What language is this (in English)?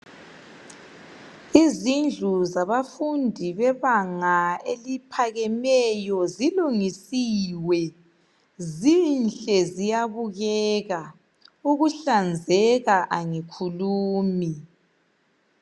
North Ndebele